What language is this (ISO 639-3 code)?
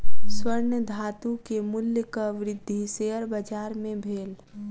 mai